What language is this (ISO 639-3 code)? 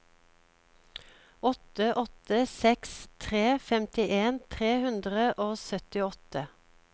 nor